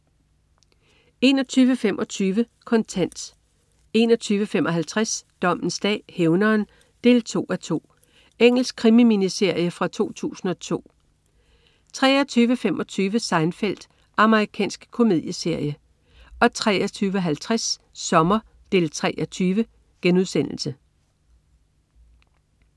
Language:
Danish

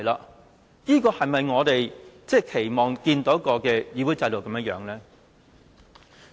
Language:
Cantonese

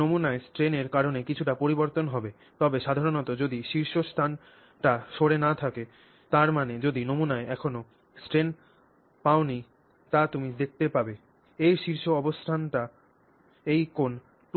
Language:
Bangla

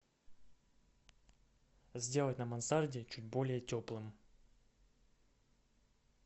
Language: Russian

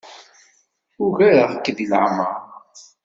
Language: Kabyle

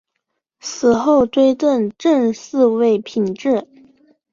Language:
Chinese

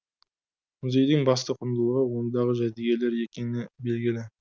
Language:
Kazakh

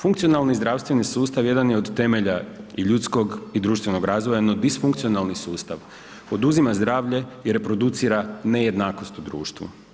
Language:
Croatian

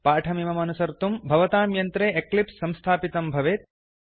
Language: Sanskrit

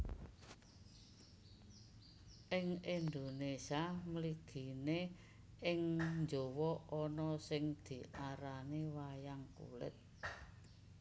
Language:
Javanese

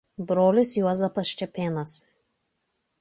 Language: Lithuanian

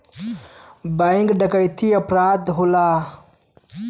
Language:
Bhojpuri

